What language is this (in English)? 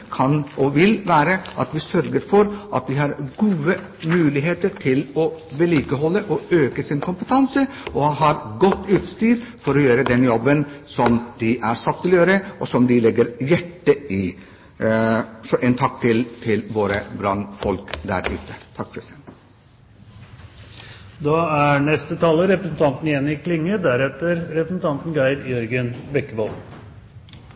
Norwegian